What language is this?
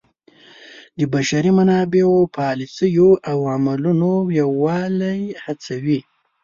Pashto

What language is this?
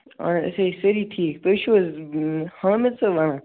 Kashmiri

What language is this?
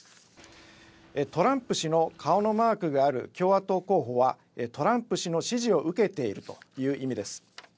Japanese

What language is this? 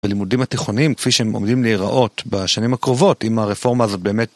Hebrew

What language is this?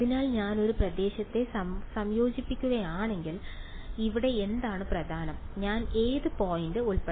Malayalam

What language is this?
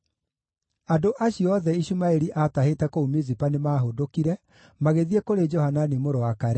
Kikuyu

